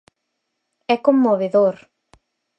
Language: Galician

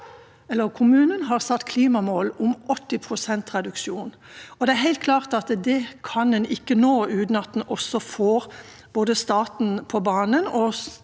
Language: Norwegian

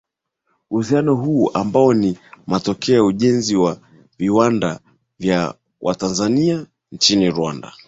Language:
Swahili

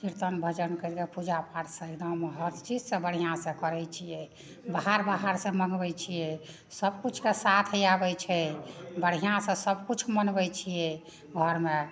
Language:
Maithili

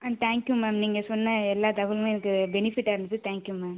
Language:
Tamil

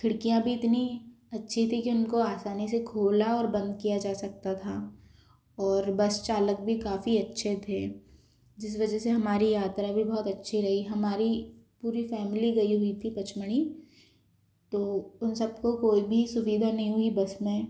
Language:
Hindi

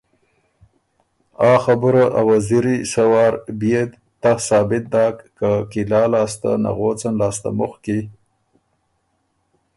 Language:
Ormuri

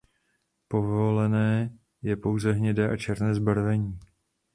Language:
Czech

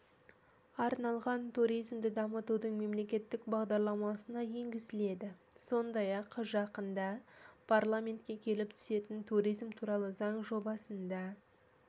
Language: Kazakh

